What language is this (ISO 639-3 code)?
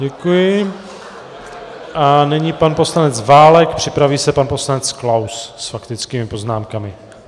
ces